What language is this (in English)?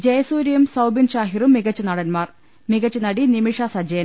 Malayalam